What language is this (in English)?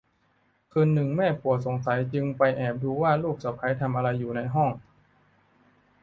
Thai